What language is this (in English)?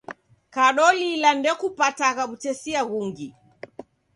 Taita